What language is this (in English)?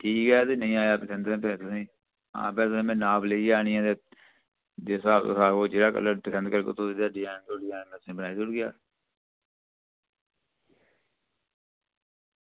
Dogri